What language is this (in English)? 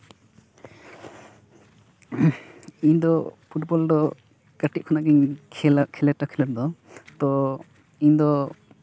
Santali